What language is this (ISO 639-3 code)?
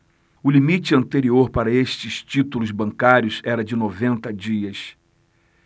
por